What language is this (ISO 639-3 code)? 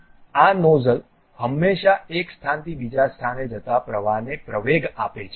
guj